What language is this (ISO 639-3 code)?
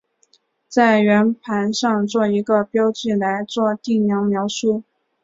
zho